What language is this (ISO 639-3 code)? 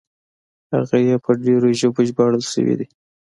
pus